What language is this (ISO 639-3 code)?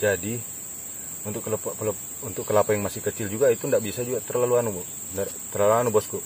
ind